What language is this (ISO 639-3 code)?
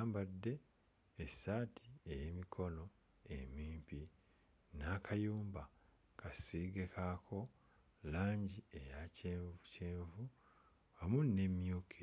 lug